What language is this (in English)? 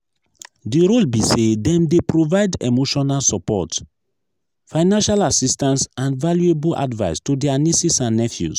Nigerian Pidgin